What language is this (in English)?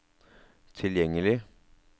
Norwegian